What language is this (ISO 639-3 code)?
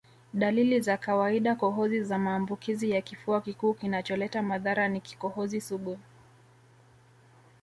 swa